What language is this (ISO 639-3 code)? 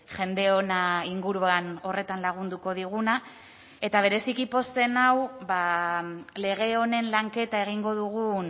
eus